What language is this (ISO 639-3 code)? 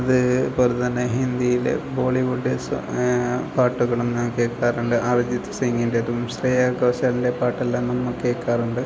mal